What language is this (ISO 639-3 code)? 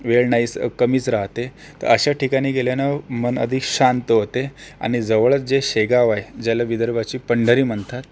mar